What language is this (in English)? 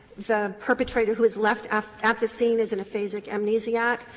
English